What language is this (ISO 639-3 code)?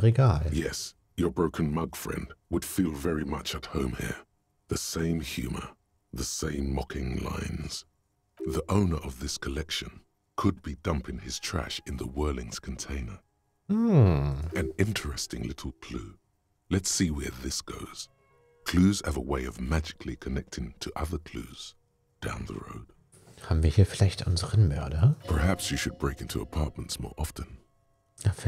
deu